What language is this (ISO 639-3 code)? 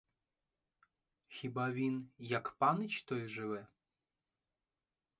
ukr